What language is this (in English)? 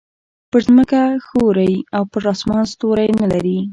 Pashto